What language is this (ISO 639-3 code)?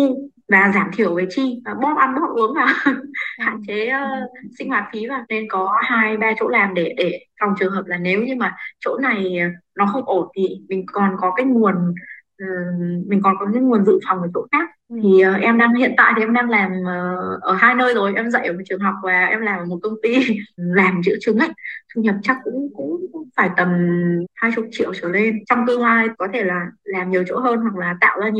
vie